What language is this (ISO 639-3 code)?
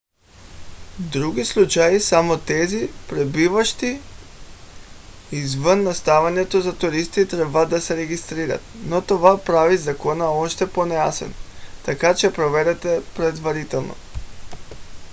bul